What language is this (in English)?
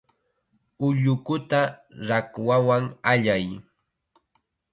Chiquián Ancash Quechua